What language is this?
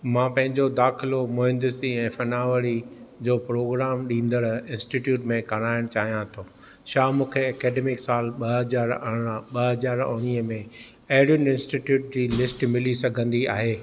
Sindhi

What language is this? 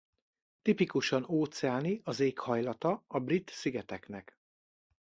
Hungarian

